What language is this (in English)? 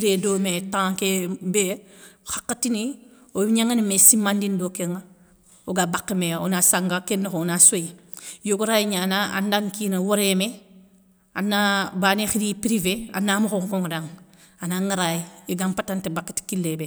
Soninke